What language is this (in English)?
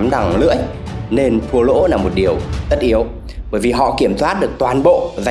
Vietnamese